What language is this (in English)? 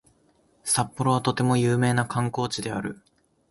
Japanese